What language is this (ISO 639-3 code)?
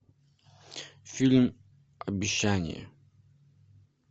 rus